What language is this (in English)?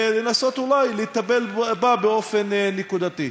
Hebrew